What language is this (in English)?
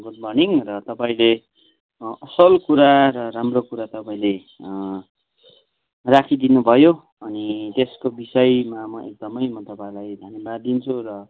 Nepali